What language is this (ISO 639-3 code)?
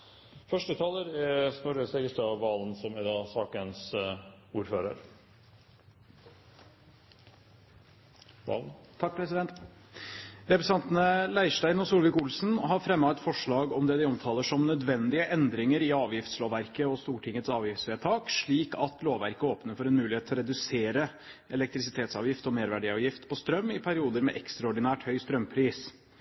nob